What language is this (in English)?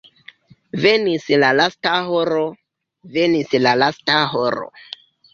Esperanto